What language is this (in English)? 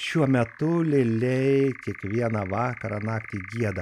Lithuanian